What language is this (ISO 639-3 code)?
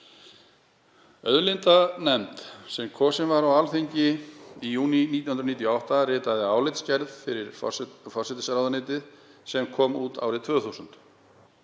isl